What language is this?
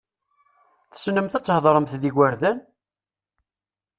Kabyle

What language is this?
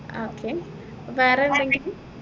Malayalam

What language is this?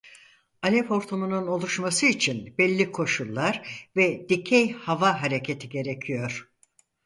Turkish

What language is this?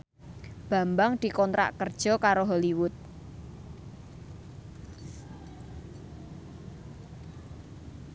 Javanese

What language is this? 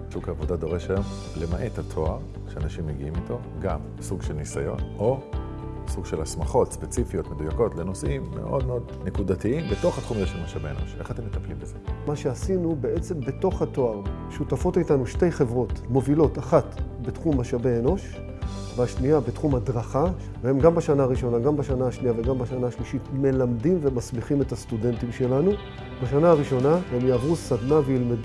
Hebrew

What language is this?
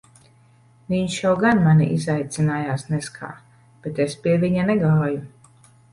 Latvian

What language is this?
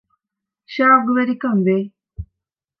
Divehi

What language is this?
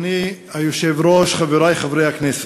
Hebrew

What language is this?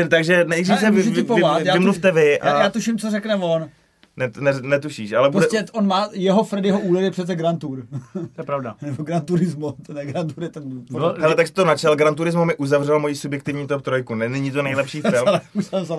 Czech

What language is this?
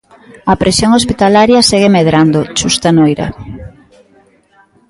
Galician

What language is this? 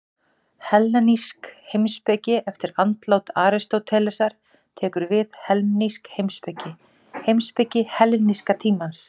Icelandic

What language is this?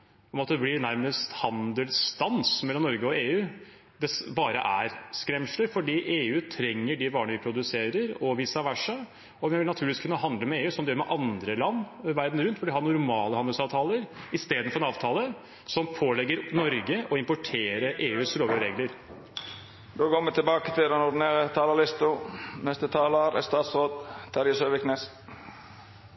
Norwegian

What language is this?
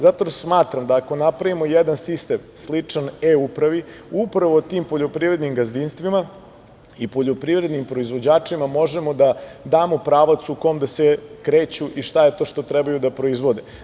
Serbian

